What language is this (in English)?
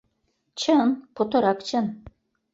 Mari